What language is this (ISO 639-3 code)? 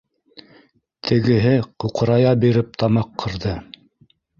bak